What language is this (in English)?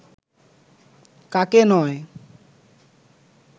Bangla